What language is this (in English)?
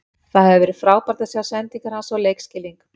Icelandic